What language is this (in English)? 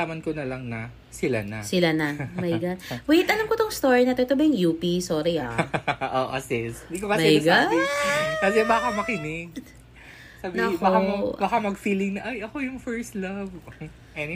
Filipino